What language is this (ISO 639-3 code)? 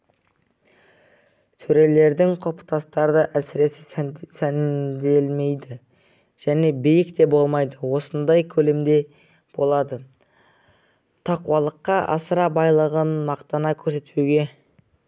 kaz